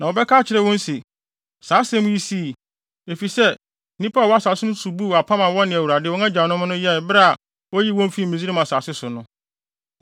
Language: Akan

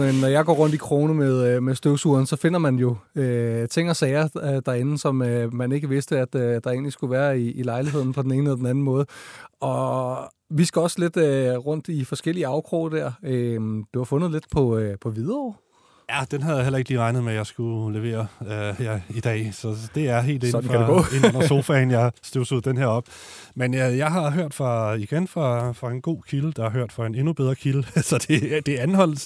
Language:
Danish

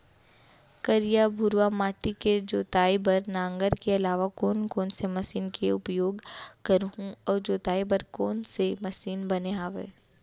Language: Chhattisgarhi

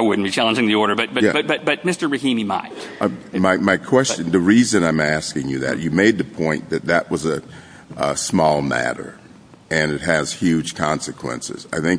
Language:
English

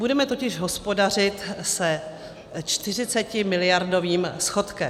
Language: Czech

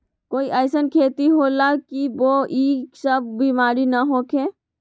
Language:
Magahi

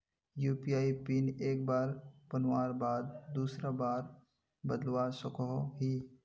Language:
Magahi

